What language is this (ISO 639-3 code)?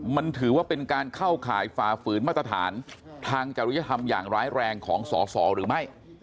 tha